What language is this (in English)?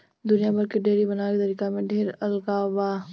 Bhojpuri